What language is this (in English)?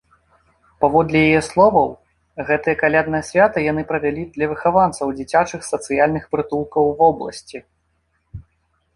Belarusian